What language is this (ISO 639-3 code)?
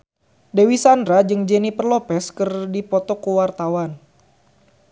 sun